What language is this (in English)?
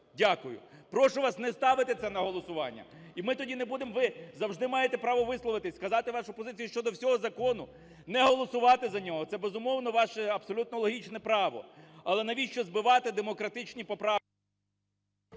Ukrainian